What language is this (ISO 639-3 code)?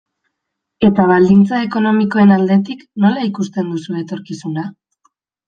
eus